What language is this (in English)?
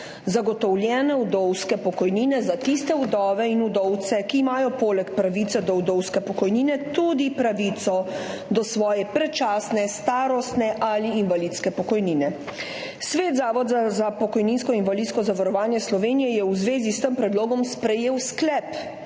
Slovenian